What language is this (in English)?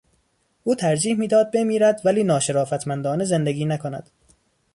Persian